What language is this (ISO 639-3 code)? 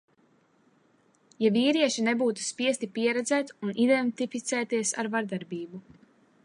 lav